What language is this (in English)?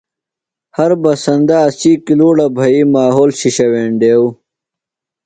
Phalura